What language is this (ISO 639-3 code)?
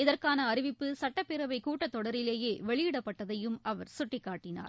tam